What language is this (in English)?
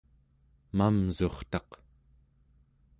Central Yupik